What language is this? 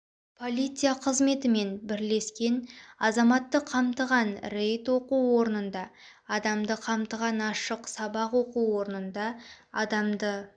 Kazakh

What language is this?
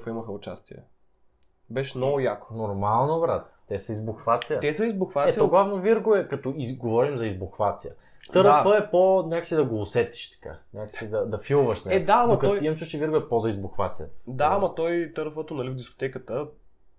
Bulgarian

